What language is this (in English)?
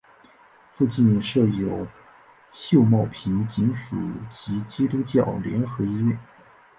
Chinese